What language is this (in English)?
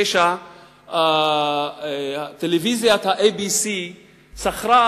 Hebrew